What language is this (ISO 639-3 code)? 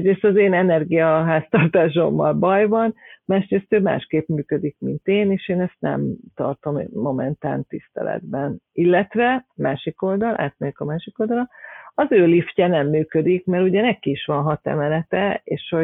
hun